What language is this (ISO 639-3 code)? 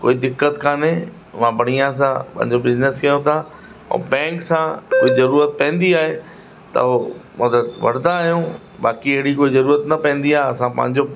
snd